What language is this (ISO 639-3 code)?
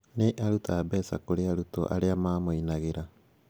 kik